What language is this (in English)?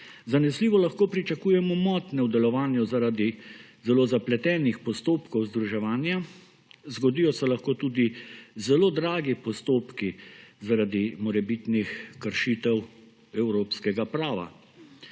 Slovenian